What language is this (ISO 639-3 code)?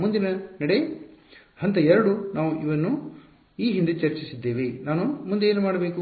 kan